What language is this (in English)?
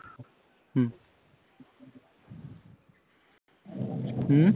Punjabi